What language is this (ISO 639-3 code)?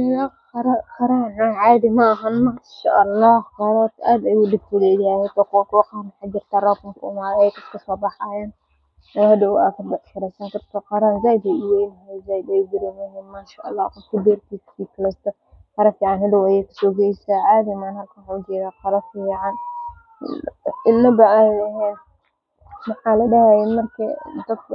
som